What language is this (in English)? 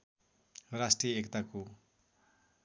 Nepali